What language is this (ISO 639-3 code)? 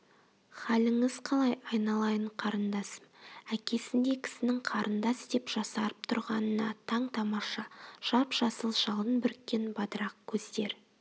kaz